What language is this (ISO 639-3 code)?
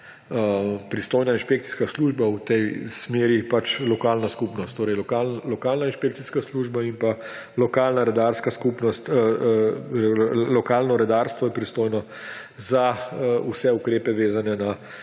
slv